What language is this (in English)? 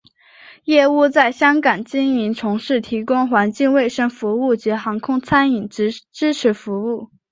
Chinese